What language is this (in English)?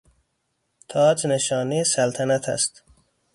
Persian